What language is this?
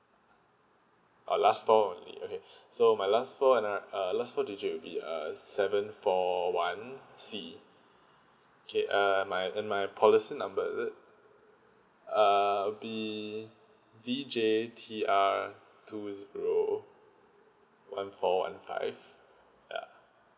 English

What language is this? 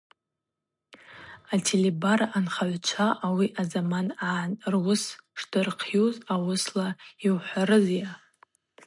Abaza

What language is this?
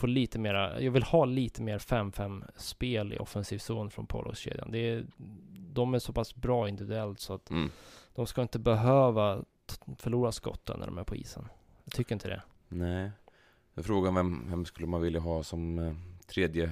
Swedish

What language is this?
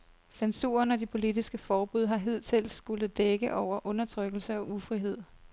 Danish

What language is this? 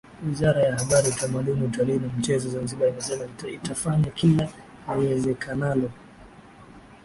Swahili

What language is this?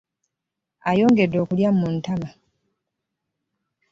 Ganda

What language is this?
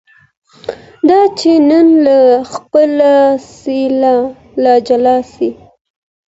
Pashto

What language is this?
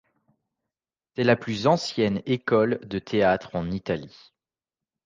French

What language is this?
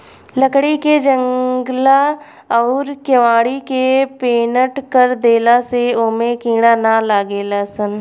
Bhojpuri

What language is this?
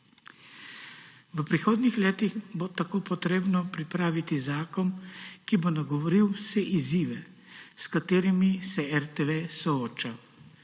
Slovenian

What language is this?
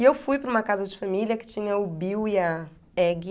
Portuguese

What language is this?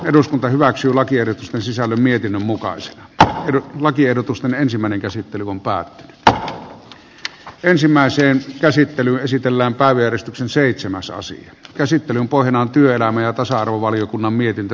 Finnish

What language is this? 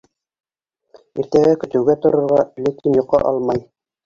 Bashkir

